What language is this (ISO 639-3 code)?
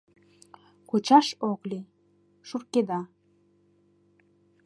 chm